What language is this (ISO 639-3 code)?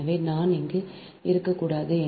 tam